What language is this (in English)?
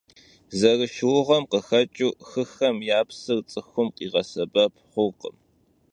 Kabardian